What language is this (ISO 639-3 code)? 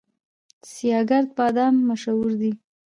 pus